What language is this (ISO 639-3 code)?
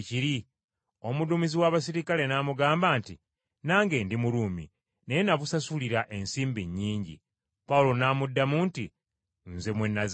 lug